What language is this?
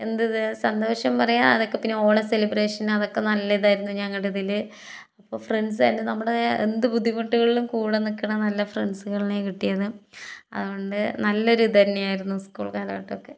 Malayalam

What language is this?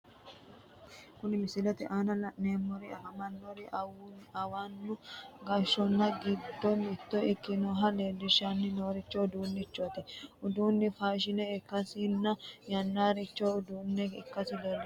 Sidamo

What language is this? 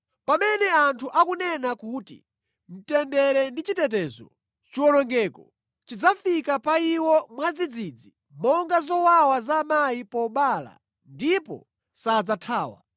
Nyanja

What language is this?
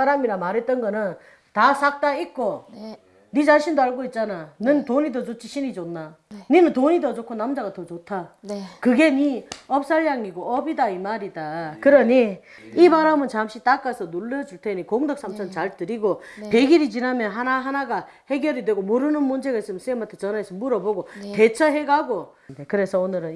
Korean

